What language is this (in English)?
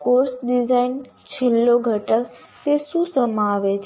Gujarati